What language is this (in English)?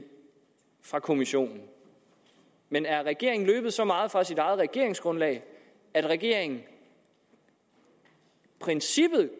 Danish